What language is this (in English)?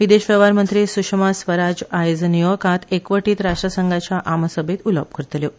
Konkani